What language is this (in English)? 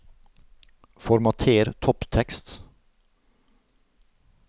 Norwegian